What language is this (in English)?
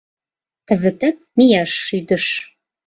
Mari